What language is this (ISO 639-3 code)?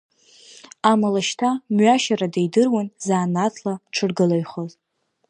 abk